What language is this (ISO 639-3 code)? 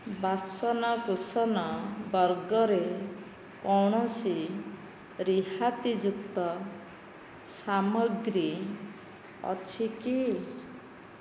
ori